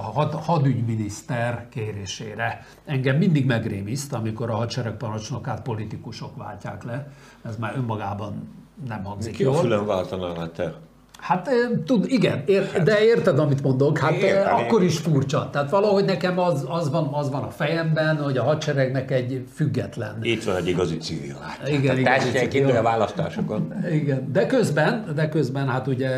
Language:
Hungarian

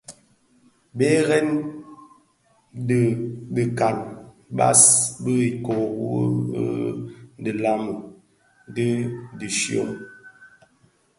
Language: Bafia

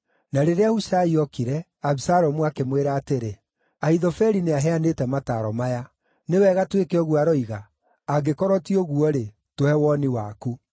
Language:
Kikuyu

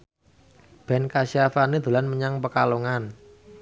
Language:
Javanese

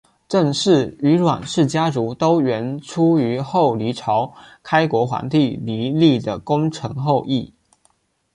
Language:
Chinese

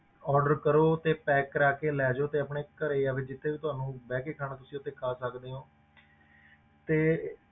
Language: Punjabi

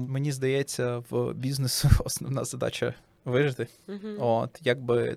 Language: Ukrainian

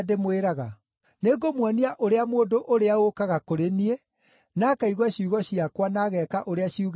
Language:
Kikuyu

